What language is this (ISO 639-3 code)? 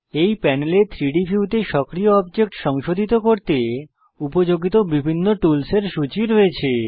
ben